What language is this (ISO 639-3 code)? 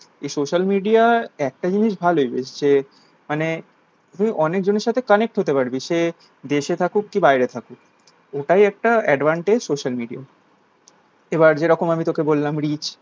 ben